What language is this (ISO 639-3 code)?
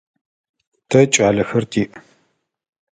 ady